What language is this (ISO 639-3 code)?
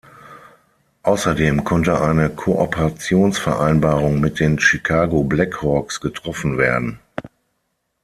deu